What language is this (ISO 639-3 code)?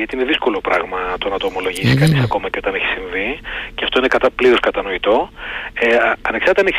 ell